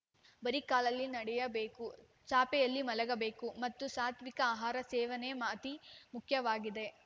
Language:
Kannada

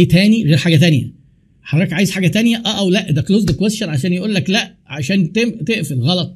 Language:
Arabic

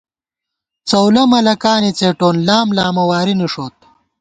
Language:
Gawar-Bati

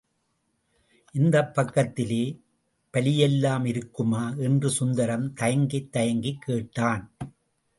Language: Tamil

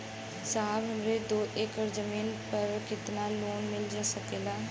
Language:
Bhojpuri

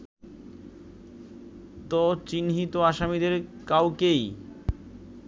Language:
Bangla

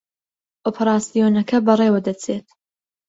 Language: Central Kurdish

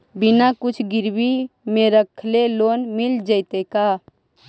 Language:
Magahi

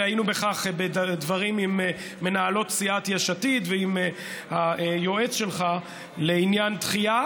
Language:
Hebrew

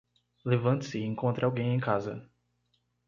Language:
Portuguese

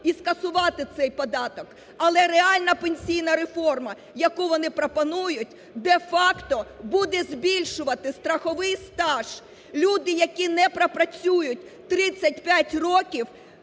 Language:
Ukrainian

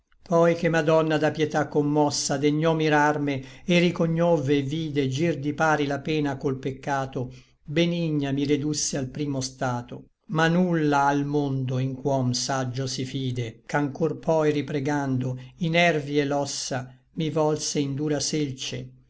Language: Italian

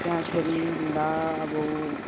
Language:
Nepali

